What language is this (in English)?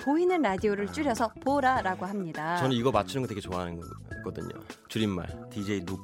Korean